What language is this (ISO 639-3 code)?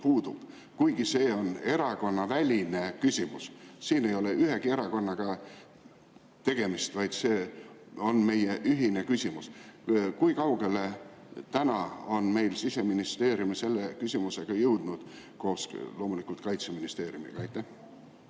est